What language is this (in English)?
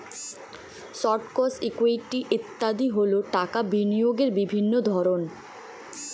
Bangla